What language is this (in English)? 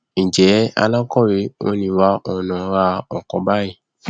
Yoruba